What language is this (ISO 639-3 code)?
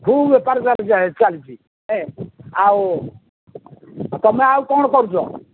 ori